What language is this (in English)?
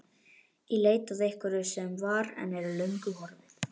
Icelandic